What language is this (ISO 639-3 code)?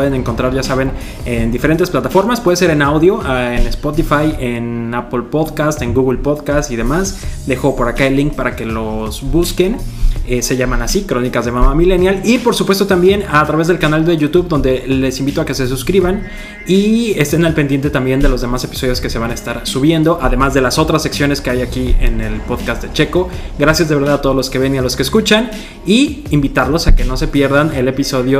spa